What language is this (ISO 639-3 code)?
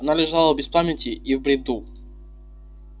rus